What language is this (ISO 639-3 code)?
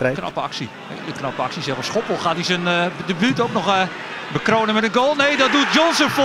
nld